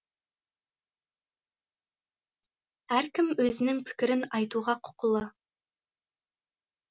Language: Kazakh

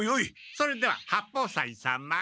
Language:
Japanese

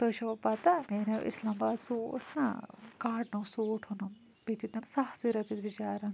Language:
Kashmiri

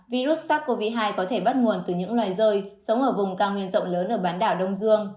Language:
Vietnamese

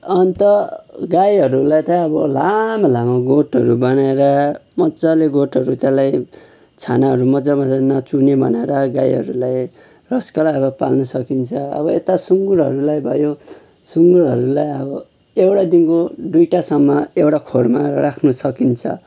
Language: Nepali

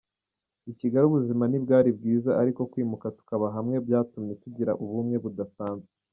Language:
Kinyarwanda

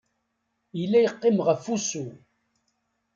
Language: Kabyle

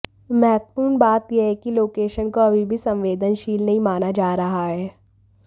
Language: Hindi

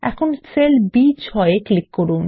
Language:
Bangla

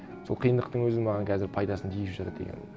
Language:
Kazakh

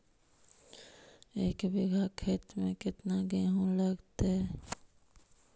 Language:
Magahi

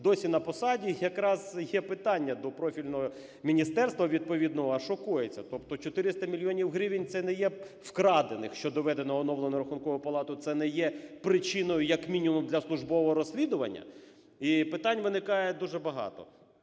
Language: Ukrainian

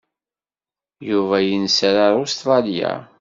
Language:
Kabyle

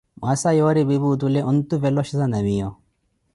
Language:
Koti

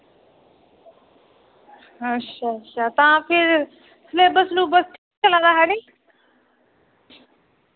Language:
Dogri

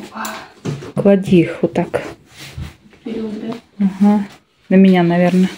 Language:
Russian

